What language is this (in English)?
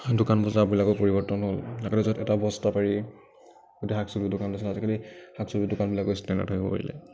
Assamese